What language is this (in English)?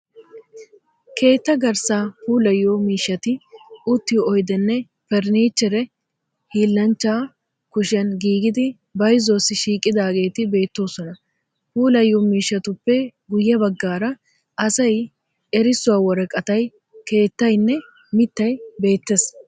Wolaytta